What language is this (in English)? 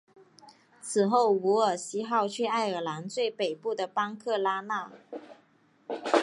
Chinese